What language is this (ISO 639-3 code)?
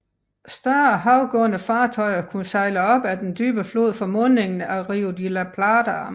dan